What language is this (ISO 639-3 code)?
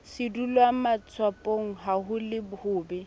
sot